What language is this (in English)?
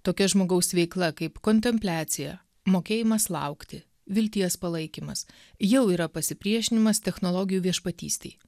Lithuanian